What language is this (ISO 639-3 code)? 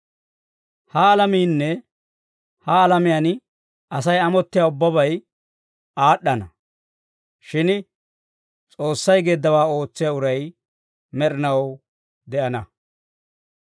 dwr